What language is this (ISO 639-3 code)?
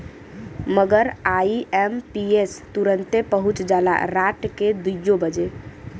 bho